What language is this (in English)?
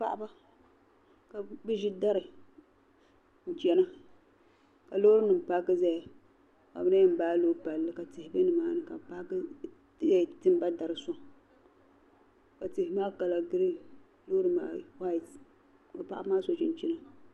Dagbani